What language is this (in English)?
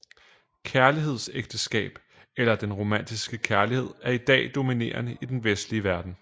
Danish